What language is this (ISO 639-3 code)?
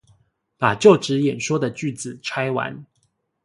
zho